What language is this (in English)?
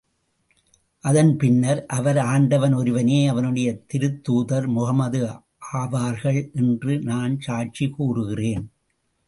Tamil